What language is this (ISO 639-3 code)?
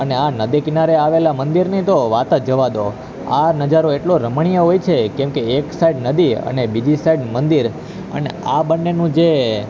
guj